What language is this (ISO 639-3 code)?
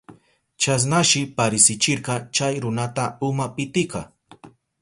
qup